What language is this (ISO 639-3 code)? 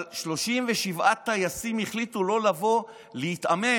heb